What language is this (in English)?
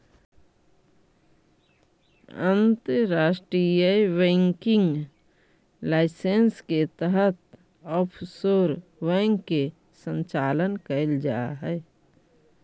Magahi